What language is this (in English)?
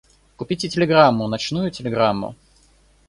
Russian